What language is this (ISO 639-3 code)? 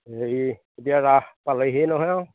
asm